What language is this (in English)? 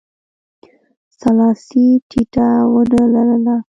Pashto